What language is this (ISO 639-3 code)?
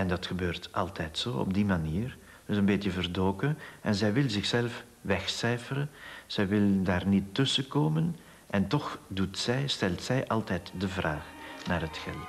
nld